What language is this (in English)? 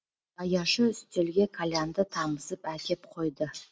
Kazakh